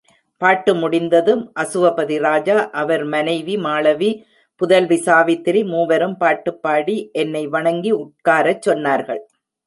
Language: Tamil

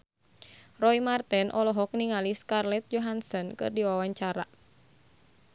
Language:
Sundanese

